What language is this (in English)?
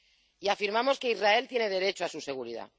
Spanish